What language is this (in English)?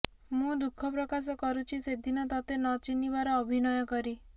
Odia